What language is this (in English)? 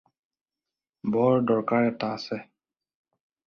Assamese